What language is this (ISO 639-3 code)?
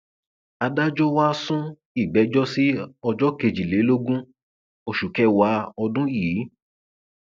yor